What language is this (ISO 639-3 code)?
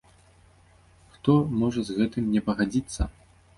bel